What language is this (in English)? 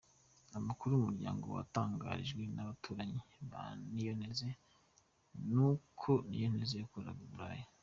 Kinyarwanda